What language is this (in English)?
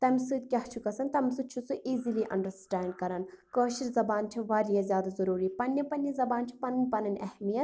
Kashmiri